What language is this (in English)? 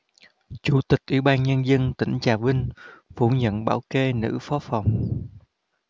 Vietnamese